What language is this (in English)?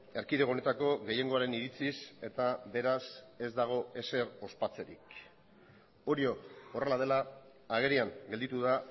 Basque